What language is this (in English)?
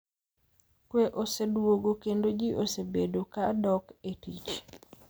Luo (Kenya and Tanzania)